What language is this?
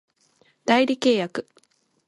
Japanese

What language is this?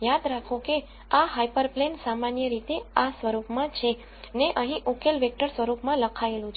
Gujarati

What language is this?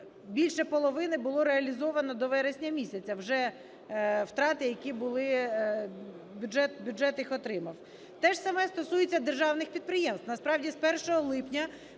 Ukrainian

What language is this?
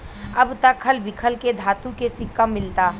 Bhojpuri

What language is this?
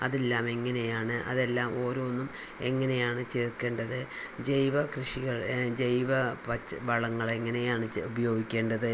Malayalam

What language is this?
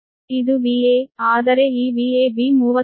Kannada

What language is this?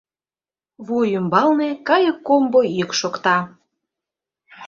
Mari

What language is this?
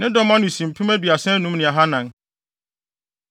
Akan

